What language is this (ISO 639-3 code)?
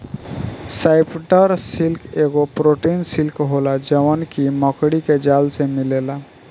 bho